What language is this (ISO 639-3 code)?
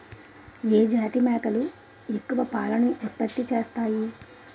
tel